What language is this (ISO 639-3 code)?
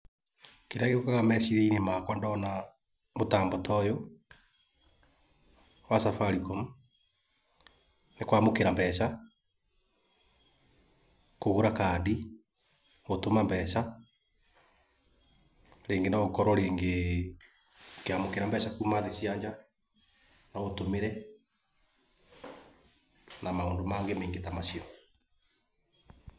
kik